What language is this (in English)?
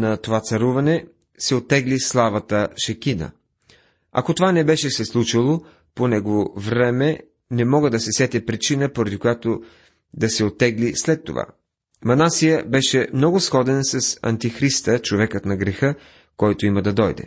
Bulgarian